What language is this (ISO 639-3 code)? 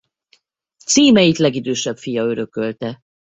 hun